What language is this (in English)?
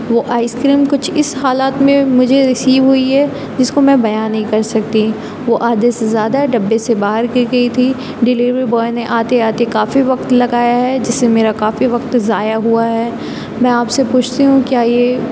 Urdu